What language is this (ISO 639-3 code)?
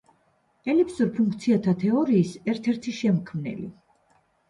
kat